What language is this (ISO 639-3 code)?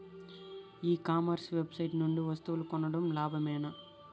tel